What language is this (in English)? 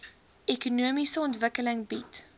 Afrikaans